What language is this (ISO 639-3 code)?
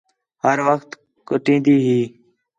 xhe